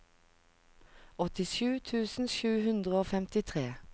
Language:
Norwegian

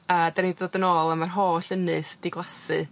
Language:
Welsh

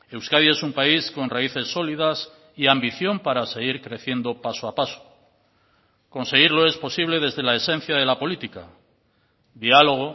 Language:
Spanish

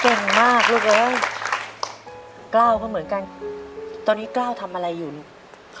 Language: Thai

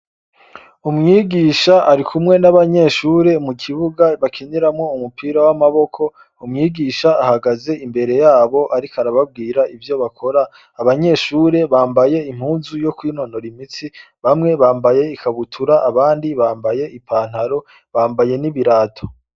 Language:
Rundi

